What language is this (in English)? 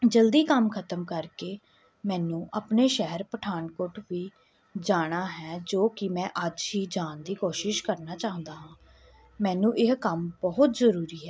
Punjabi